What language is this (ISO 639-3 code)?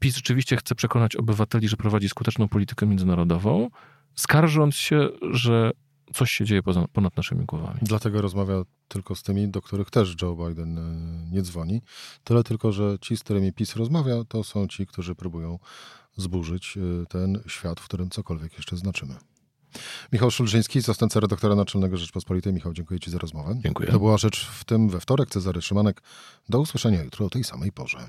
pol